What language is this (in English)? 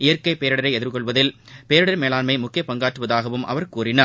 Tamil